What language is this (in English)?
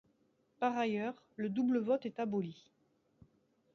French